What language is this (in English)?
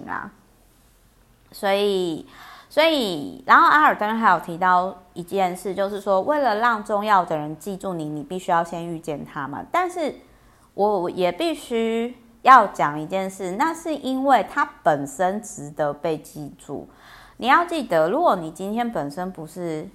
Chinese